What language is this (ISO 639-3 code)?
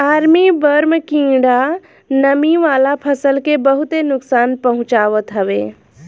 bho